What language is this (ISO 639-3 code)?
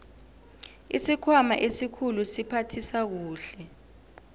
nbl